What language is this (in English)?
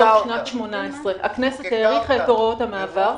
Hebrew